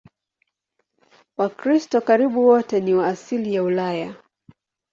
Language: Swahili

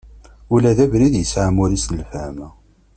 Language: Kabyle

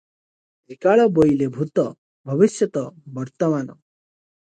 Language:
Odia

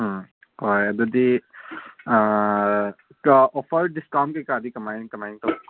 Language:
Manipuri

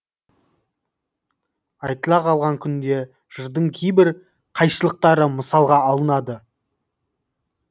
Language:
Kazakh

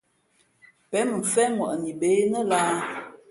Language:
Fe'fe'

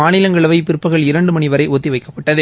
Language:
Tamil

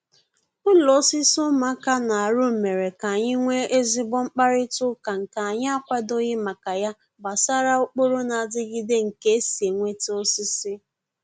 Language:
Igbo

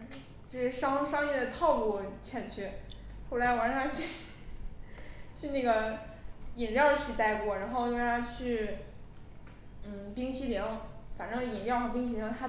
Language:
Chinese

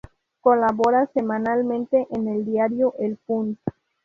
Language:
Spanish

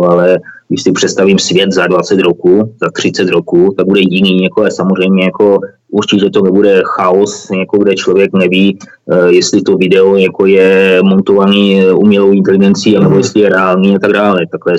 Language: Czech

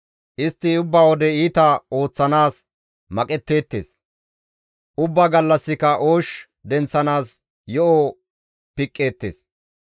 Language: Gamo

